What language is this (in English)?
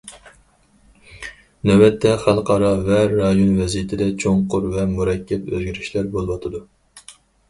Uyghur